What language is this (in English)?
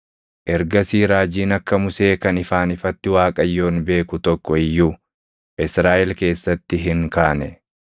Oromo